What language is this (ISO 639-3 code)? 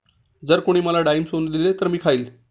mar